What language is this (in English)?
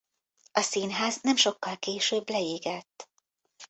Hungarian